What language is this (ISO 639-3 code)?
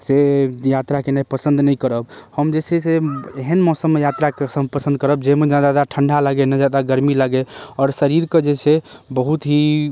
mai